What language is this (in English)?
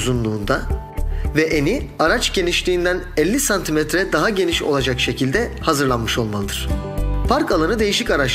Turkish